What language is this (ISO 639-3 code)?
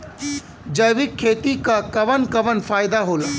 bho